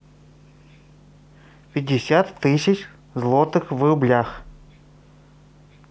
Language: Russian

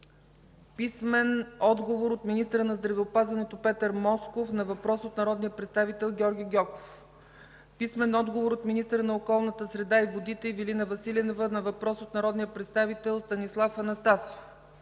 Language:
Bulgarian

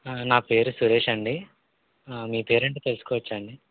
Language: Telugu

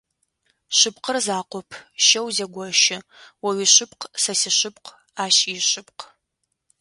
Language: Adyghe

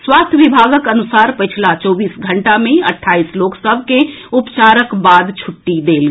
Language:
Maithili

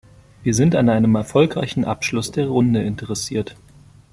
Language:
German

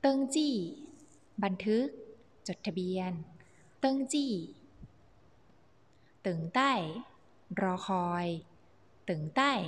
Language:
Thai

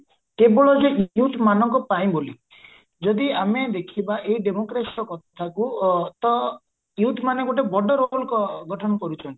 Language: Odia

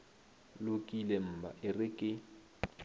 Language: Northern Sotho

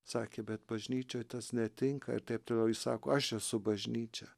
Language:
Lithuanian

